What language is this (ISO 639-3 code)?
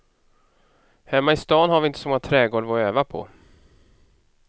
swe